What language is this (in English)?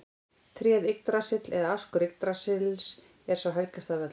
Icelandic